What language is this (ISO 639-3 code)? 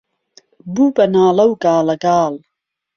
ckb